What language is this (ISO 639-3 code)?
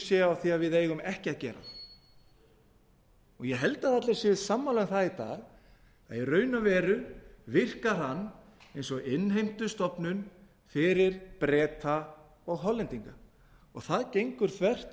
isl